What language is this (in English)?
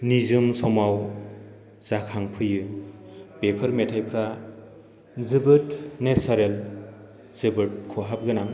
Bodo